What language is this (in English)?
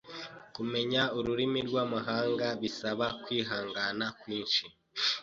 Kinyarwanda